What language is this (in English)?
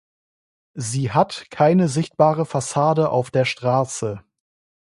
German